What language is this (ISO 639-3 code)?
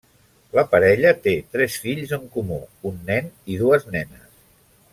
cat